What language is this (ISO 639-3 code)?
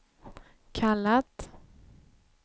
swe